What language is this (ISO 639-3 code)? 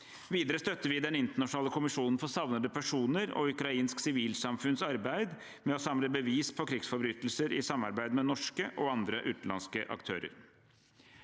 nor